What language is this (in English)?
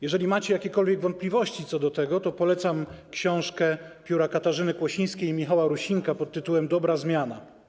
Polish